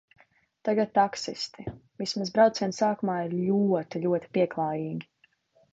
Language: Latvian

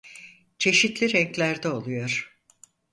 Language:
Turkish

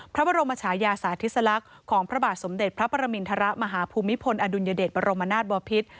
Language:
Thai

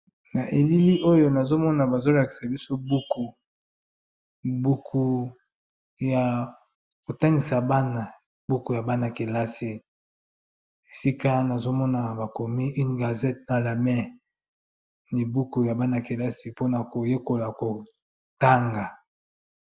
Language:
Lingala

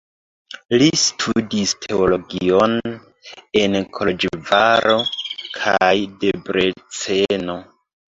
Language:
Esperanto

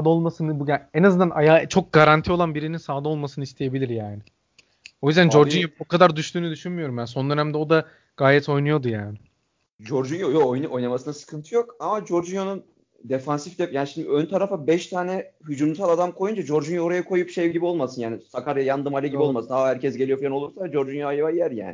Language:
Turkish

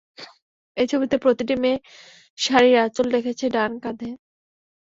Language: Bangla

